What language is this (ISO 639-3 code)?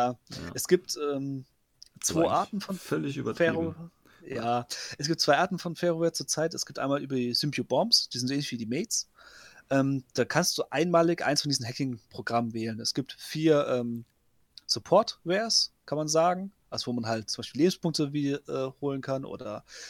deu